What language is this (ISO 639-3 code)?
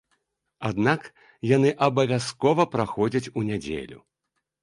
bel